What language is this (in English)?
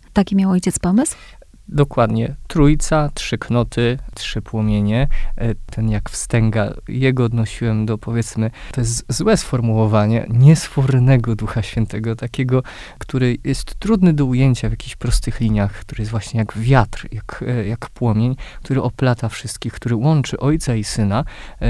Polish